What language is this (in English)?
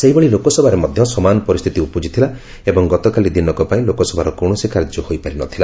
Odia